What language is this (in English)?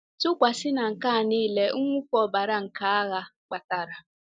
Igbo